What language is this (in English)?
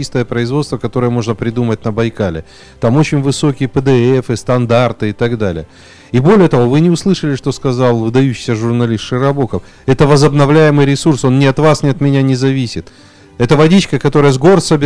Russian